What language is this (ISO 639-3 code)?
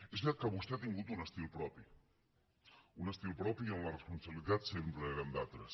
cat